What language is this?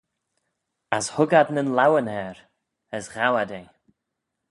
Manx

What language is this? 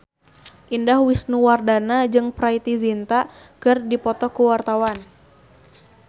Sundanese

